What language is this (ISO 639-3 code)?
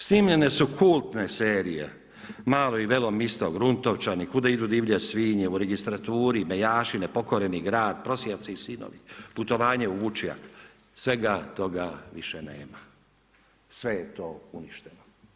hrv